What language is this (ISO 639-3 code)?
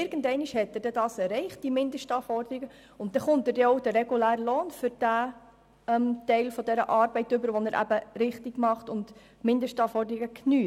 gsw